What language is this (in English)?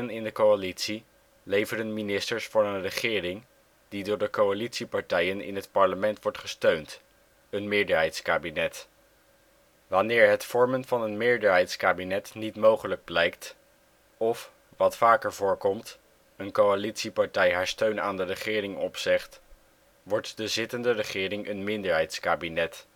Dutch